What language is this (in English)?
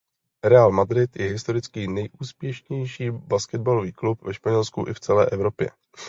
Czech